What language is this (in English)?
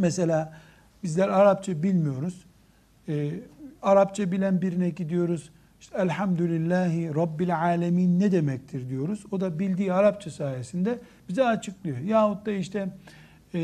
Turkish